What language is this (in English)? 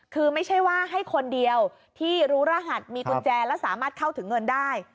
Thai